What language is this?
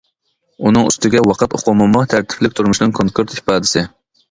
Uyghur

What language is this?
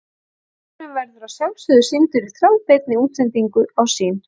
Icelandic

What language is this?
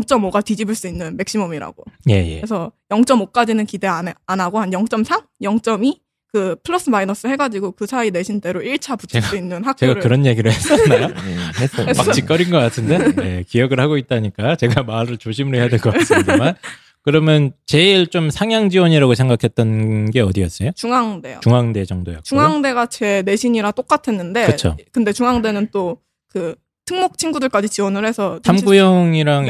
Korean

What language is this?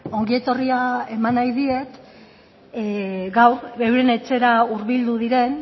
Basque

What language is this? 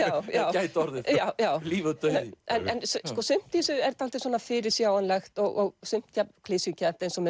Icelandic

